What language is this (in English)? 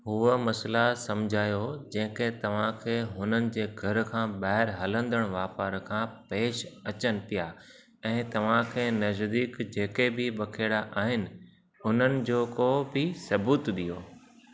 Sindhi